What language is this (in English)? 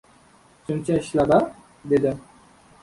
Uzbek